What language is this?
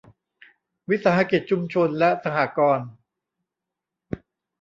Thai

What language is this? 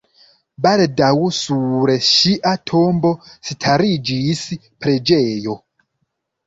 Esperanto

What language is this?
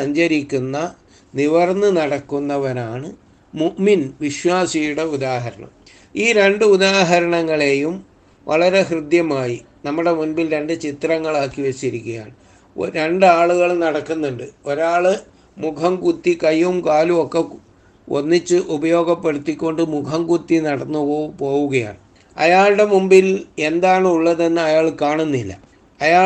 Malayalam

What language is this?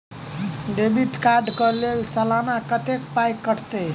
Maithili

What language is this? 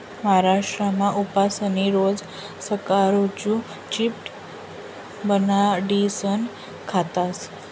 Marathi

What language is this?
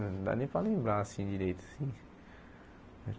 Portuguese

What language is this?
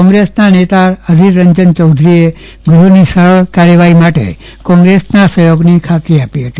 Gujarati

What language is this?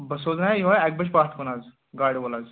Kashmiri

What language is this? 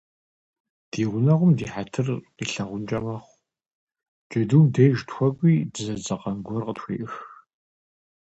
Kabardian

